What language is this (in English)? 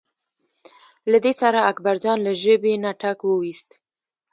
Pashto